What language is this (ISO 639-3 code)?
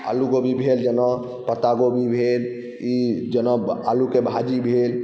mai